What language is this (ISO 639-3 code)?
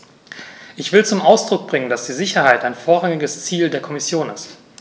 deu